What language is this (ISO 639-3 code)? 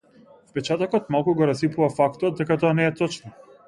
mkd